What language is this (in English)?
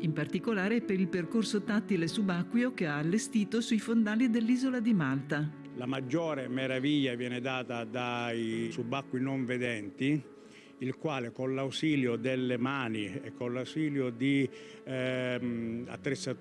Italian